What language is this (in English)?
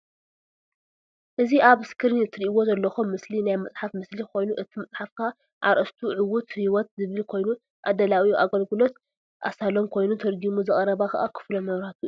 Tigrinya